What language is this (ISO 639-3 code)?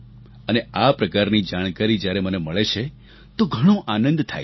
guj